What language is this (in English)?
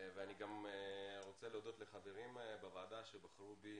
Hebrew